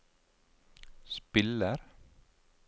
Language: Norwegian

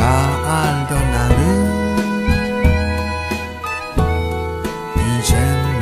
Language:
Korean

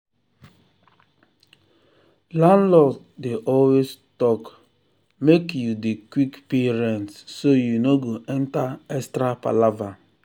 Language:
Nigerian Pidgin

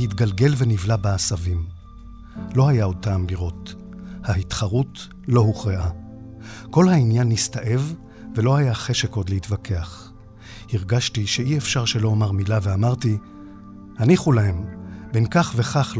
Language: Hebrew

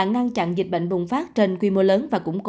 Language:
Vietnamese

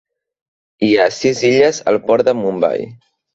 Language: Catalan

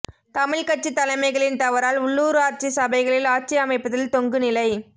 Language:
Tamil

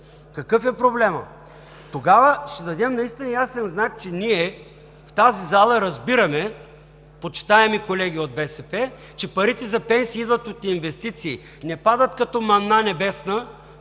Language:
Bulgarian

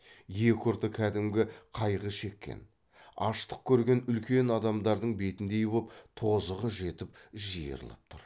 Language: Kazakh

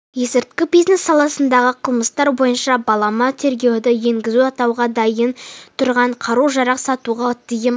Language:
Kazakh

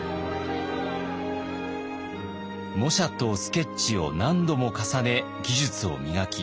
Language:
Japanese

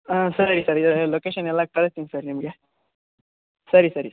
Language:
Kannada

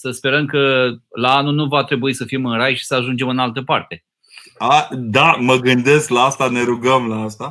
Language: Romanian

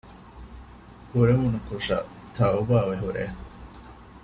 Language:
Divehi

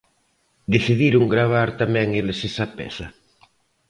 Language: Galician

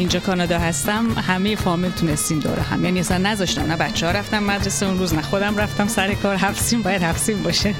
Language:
Persian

